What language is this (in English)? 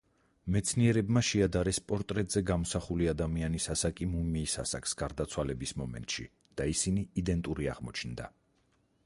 Georgian